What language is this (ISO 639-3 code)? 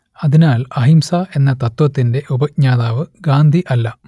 mal